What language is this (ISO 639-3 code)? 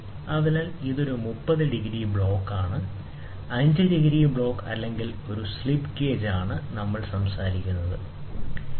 mal